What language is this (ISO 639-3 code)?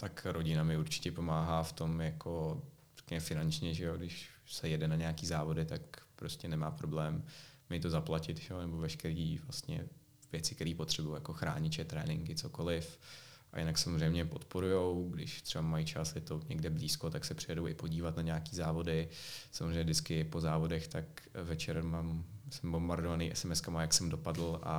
ces